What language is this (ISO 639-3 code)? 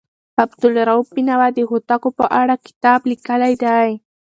pus